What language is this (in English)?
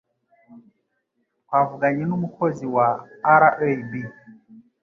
Kinyarwanda